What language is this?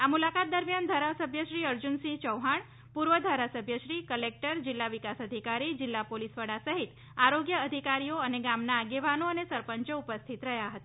Gujarati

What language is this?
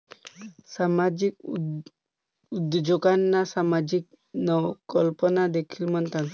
Marathi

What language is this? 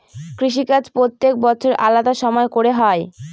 Bangla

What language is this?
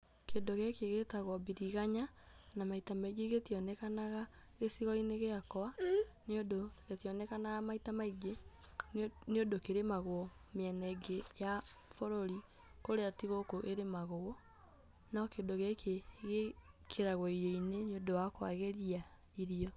Kikuyu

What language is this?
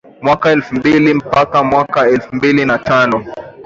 Swahili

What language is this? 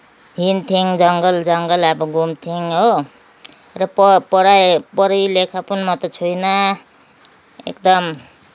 Nepali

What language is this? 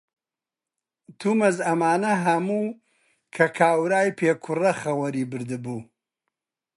Central Kurdish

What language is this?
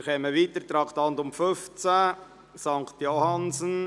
Swiss German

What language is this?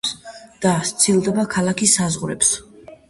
Georgian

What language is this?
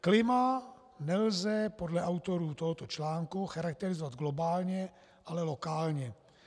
Czech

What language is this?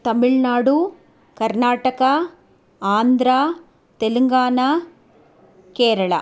Sanskrit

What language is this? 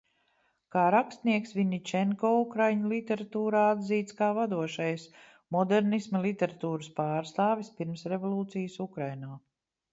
Latvian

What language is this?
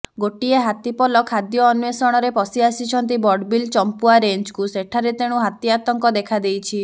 Odia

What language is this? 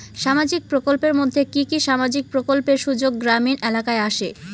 Bangla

